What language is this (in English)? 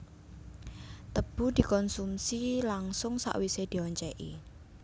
Javanese